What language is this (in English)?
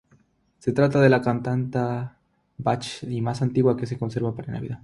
Spanish